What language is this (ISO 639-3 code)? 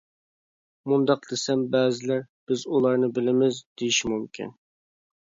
uig